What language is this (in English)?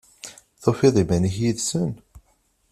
Kabyle